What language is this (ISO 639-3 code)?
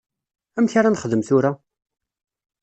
kab